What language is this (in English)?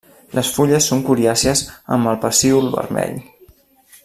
Catalan